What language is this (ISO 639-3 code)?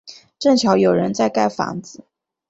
zho